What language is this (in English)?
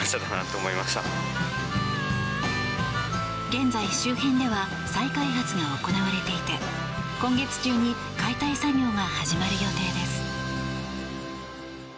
Japanese